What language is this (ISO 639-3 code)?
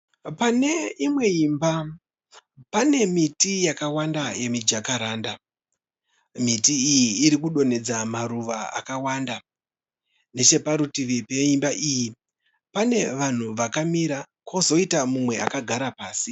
sna